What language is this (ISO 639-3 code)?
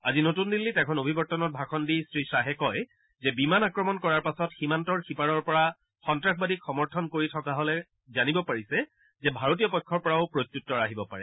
asm